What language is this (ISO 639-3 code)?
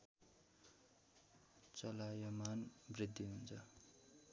nep